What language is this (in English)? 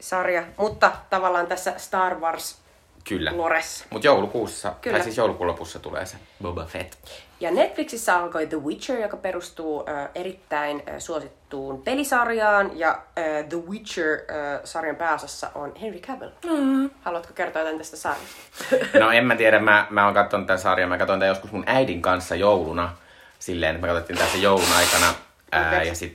Finnish